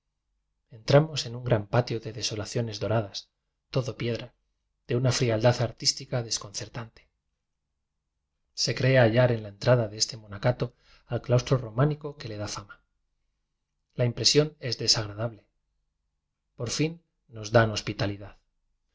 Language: Spanish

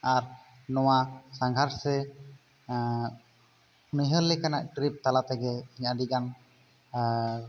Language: Santali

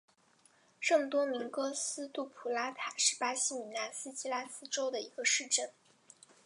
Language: Chinese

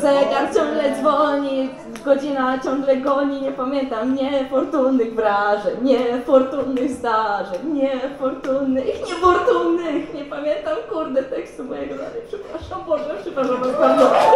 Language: Polish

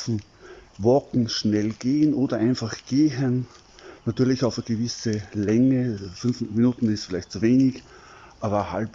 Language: German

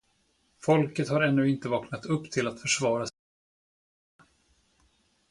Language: Swedish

